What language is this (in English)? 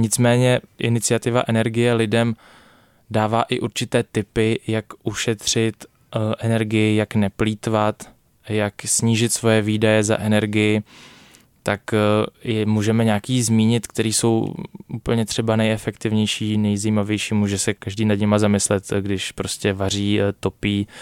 Czech